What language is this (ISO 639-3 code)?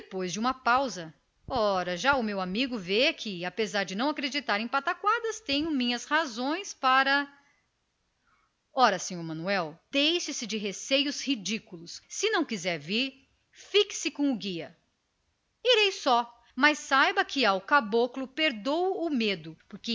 por